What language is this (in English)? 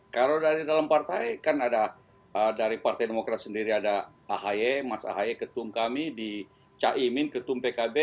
Indonesian